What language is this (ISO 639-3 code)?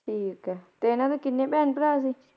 pan